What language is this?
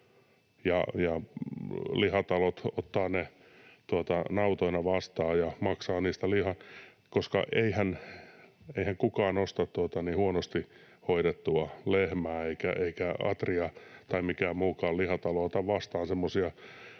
Finnish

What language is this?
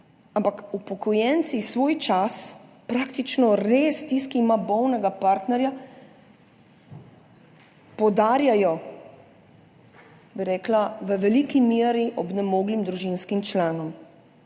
Slovenian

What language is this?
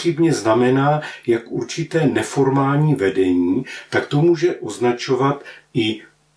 Czech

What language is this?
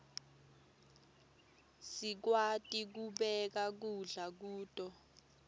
Swati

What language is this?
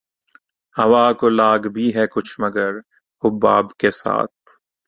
Urdu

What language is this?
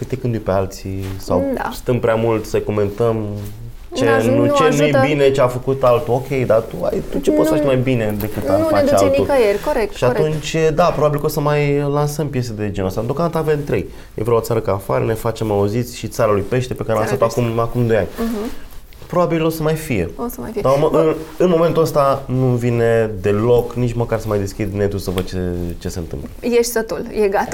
Romanian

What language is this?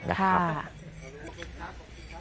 Thai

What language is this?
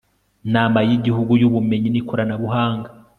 Kinyarwanda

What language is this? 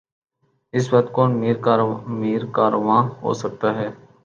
Urdu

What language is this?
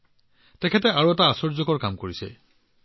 Assamese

